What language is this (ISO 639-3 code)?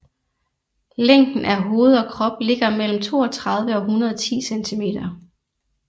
dan